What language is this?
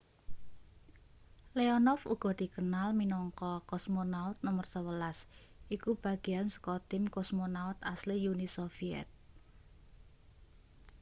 Javanese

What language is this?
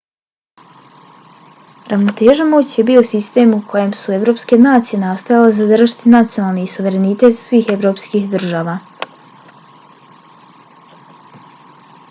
Bosnian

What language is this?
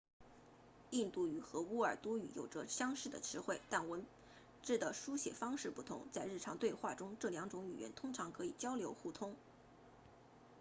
Chinese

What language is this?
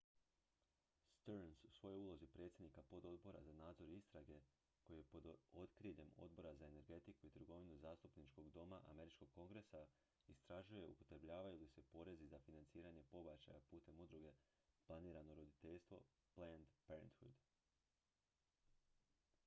Croatian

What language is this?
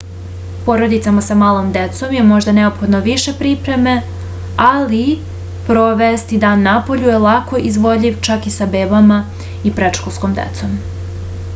Serbian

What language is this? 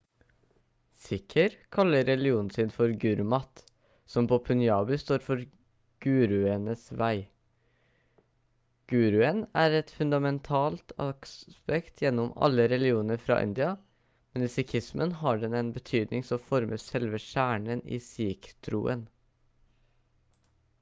Norwegian Bokmål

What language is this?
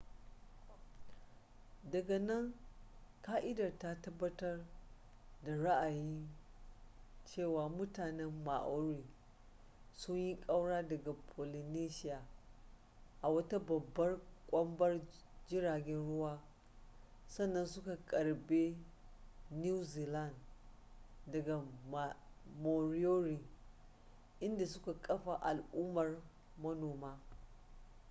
Hausa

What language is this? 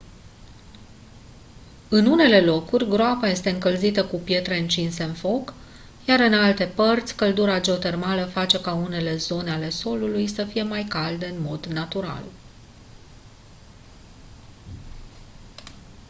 Romanian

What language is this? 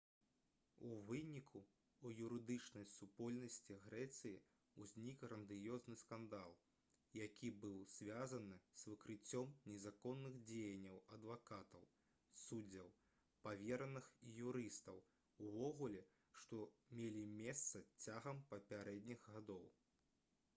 Belarusian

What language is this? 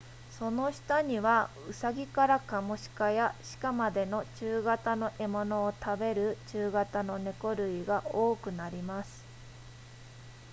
Japanese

